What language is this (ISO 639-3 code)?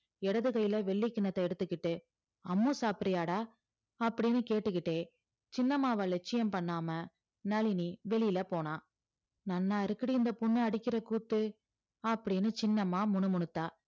tam